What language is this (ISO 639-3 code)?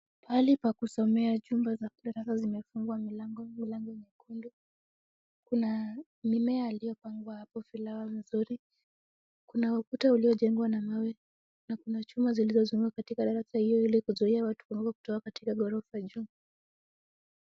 swa